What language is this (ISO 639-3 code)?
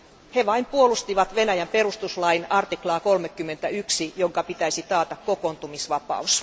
fin